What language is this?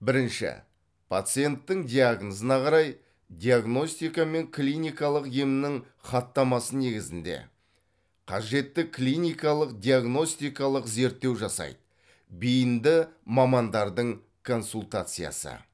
Kazakh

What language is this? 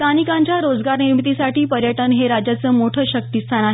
Marathi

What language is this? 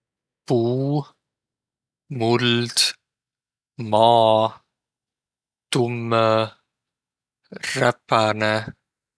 Võro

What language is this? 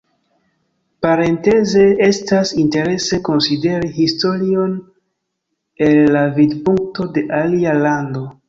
Esperanto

